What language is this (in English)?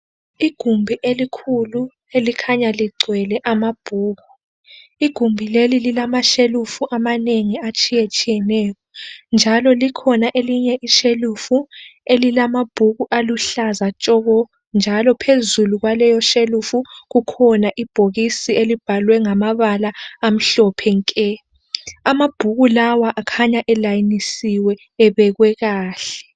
North Ndebele